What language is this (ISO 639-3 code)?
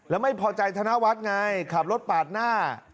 tha